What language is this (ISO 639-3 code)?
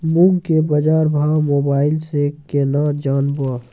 mai